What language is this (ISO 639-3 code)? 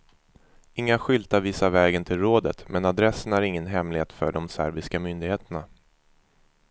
swe